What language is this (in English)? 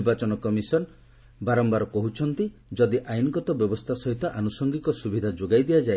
Odia